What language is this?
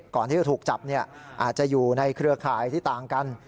Thai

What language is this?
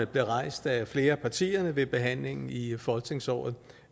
Danish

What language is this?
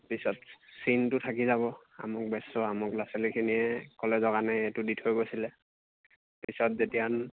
Assamese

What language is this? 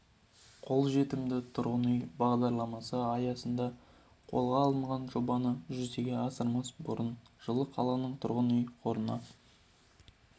Kazakh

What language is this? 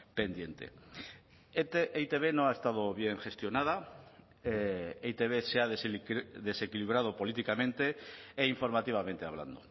Spanish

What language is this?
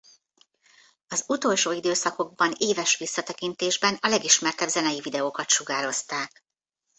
Hungarian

